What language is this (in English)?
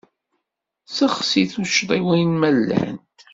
Kabyle